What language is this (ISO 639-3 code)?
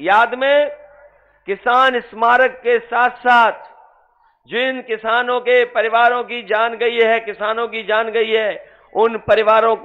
hin